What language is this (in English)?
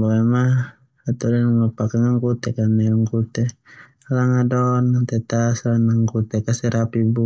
Termanu